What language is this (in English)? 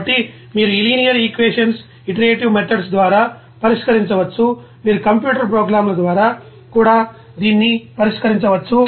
Telugu